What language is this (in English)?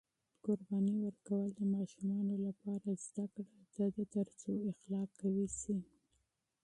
Pashto